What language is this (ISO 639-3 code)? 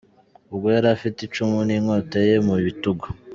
kin